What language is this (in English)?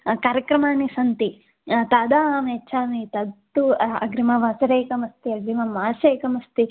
Sanskrit